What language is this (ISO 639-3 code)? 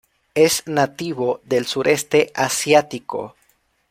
spa